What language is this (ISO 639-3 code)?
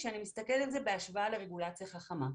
heb